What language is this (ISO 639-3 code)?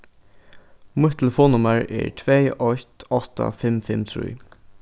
fao